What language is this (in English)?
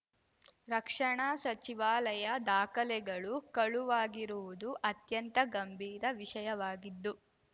Kannada